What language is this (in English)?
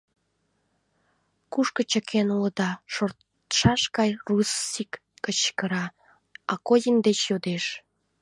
Mari